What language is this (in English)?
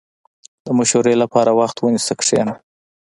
Pashto